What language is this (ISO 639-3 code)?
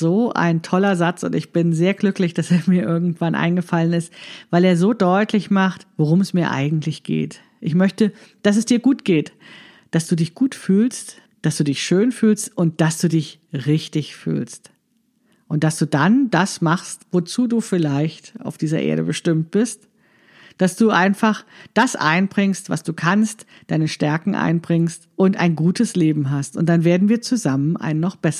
deu